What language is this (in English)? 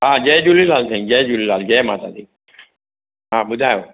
Sindhi